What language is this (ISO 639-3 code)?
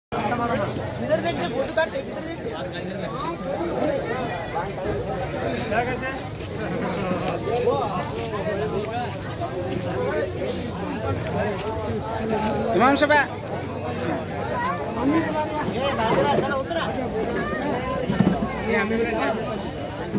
ind